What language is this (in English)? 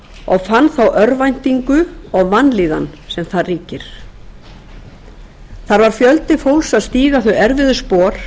Icelandic